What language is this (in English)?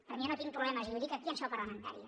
Catalan